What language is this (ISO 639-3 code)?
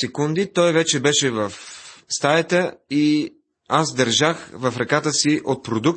bul